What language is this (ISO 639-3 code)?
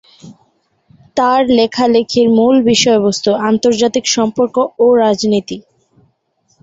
ben